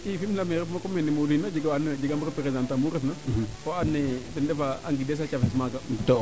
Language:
Serer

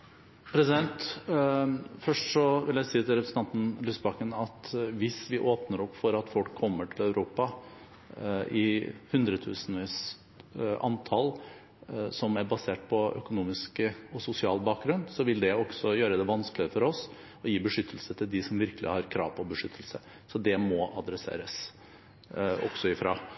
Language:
Norwegian Bokmål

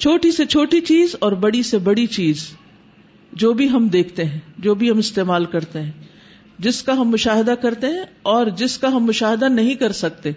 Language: Urdu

